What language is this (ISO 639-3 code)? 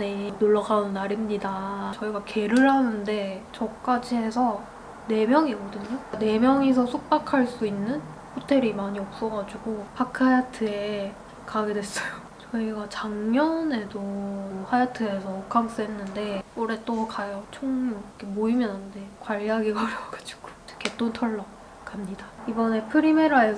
kor